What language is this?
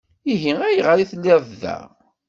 Kabyle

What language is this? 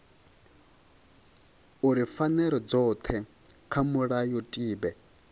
Venda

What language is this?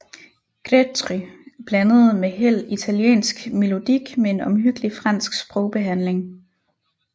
Danish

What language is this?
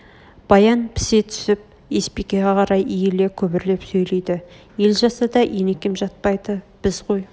Kazakh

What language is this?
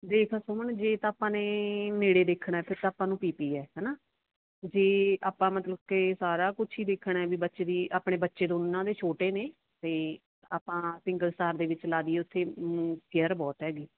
Punjabi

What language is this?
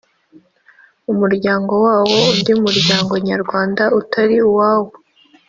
Kinyarwanda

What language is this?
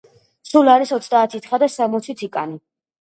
Georgian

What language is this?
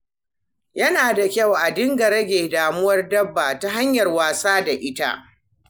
Hausa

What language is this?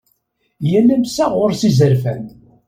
Kabyle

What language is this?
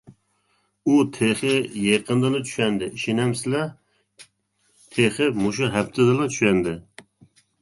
Uyghur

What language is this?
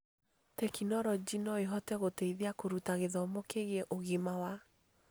Kikuyu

